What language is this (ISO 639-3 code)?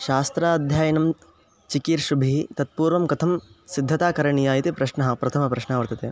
san